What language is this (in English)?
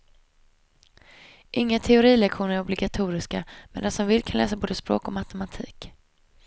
Swedish